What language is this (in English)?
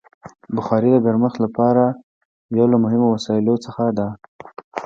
Pashto